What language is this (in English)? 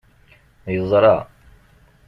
Kabyle